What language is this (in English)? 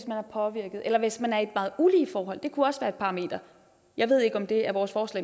Danish